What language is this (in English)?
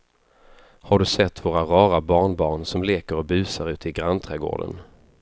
Swedish